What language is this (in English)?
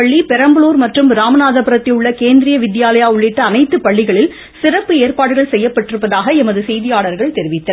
Tamil